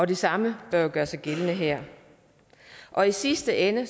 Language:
Danish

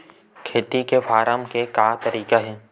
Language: Chhattisgarhi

